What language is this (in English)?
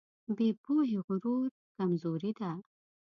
Pashto